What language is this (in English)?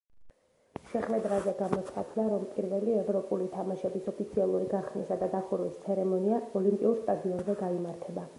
Georgian